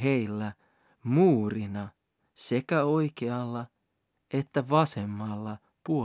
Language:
Finnish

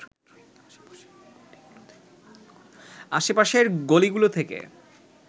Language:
Bangla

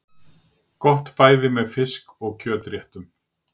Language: Icelandic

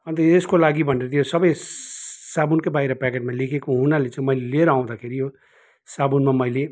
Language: Nepali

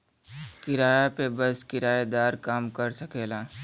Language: Bhojpuri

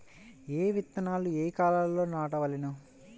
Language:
Telugu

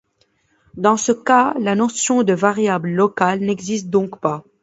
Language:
French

